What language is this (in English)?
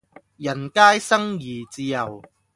Cantonese